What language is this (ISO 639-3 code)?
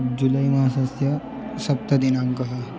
san